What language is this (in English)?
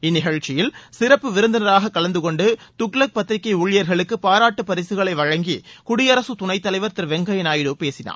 Tamil